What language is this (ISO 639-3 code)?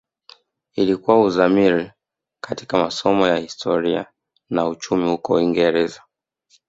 swa